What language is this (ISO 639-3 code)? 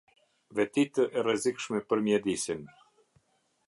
sqi